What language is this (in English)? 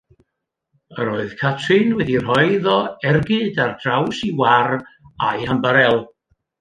Welsh